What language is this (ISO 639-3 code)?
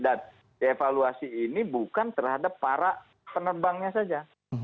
ind